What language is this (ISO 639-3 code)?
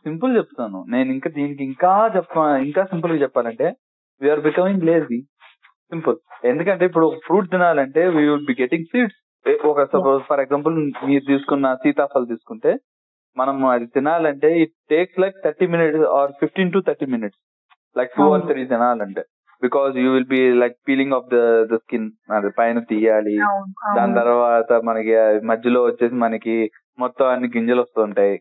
tel